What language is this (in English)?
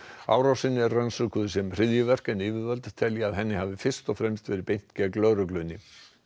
Icelandic